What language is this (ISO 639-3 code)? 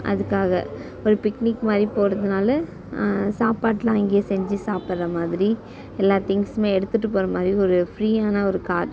tam